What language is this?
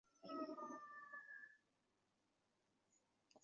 Chinese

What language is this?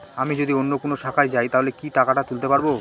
Bangla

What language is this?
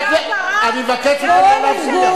Hebrew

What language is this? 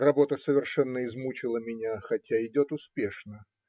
Russian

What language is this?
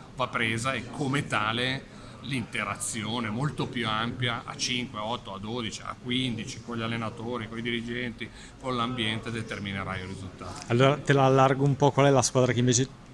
Italian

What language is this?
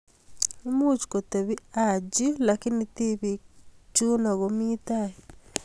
Kalenjin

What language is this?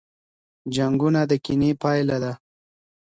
Pashto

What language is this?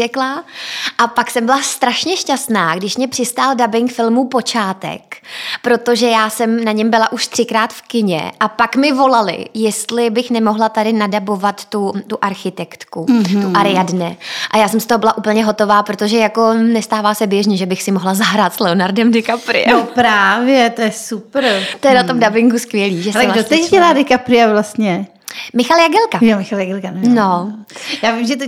Czech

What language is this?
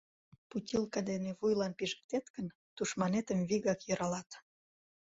Mari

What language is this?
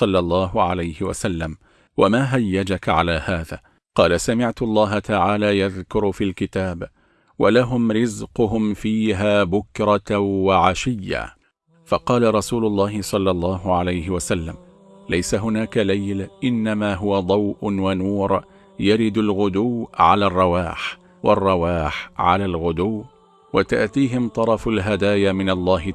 Arabic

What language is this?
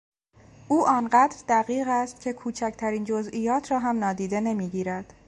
Persian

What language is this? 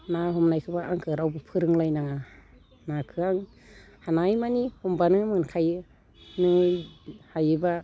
Bodo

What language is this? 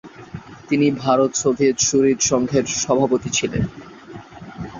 Bangla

